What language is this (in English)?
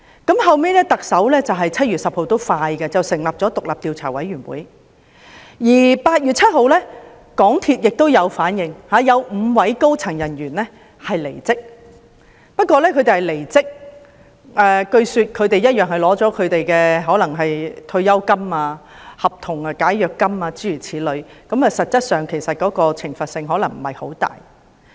Cantonese